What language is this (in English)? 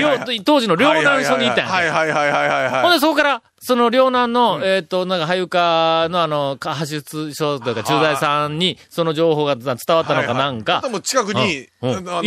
Japanese